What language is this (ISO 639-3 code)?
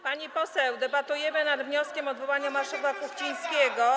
pol